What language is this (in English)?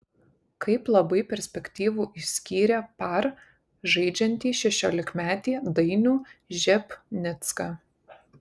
Lithuanian